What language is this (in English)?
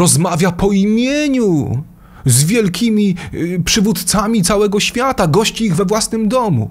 Polish